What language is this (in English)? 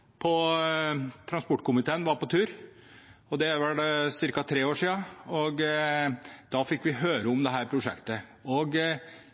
Norwegian Bokmål